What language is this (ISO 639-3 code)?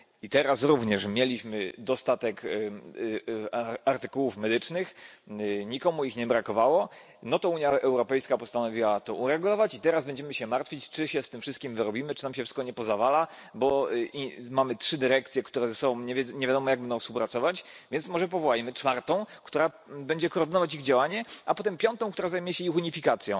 pol